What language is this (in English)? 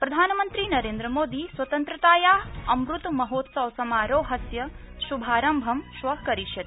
Sanskrit